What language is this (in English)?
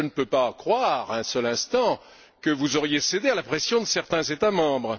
French